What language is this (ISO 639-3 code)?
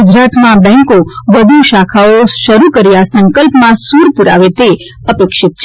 guj